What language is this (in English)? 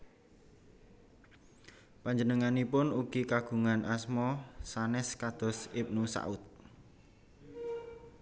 Javanese